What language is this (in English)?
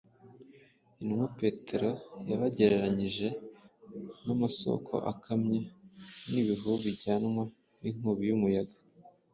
Kinyarwanda